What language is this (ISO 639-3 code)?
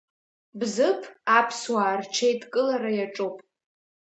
abk